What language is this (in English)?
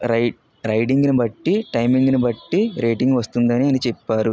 Telugu